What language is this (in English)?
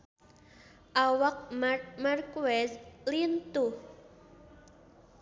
Sundanese